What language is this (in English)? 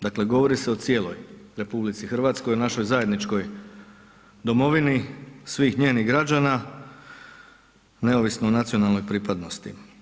Croatian